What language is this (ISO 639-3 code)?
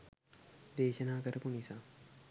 sin